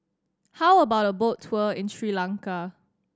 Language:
English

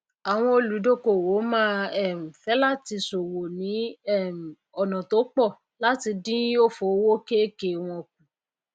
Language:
Yoruba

